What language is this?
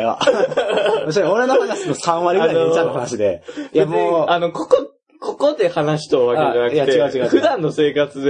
Japanese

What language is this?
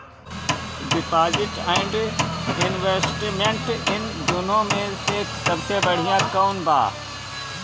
Bhojpuri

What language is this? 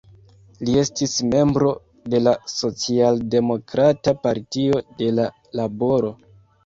Esperanto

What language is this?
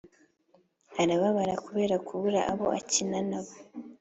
Kinyarwanda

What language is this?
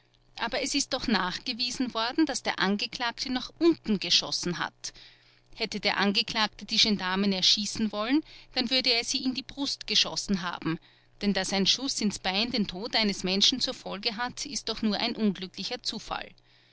German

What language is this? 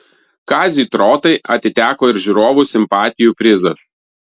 Lithuanian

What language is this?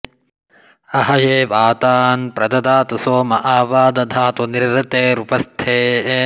Sanskrit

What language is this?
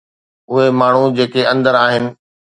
Sindhi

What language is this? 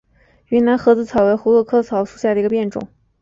Chinese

